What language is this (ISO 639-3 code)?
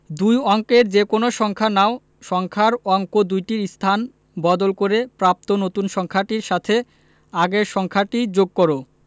ben